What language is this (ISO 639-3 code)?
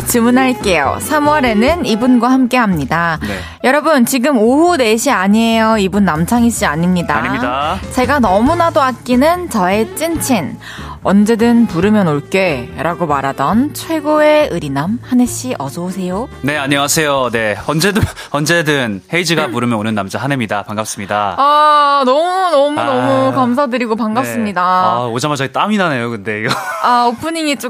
kor